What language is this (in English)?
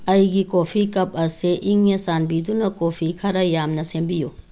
Manipuri